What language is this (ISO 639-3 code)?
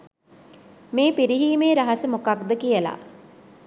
sin